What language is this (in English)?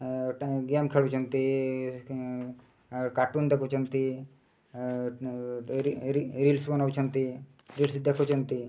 Odia